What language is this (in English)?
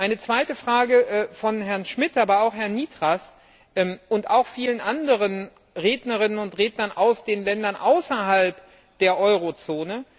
German